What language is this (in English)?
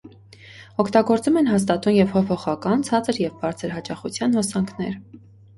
Armenian